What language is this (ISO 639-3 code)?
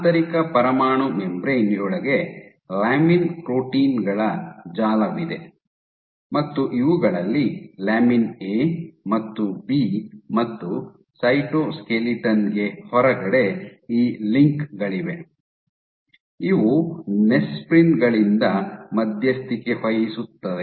kan